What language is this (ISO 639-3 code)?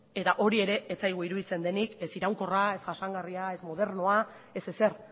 eus